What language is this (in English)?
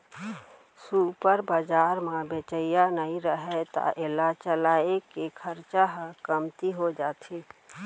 Chhattisgarhi